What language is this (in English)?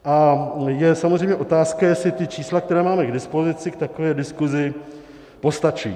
Czech